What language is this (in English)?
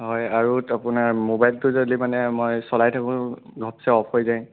Assamese